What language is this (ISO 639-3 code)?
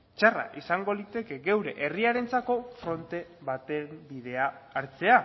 eus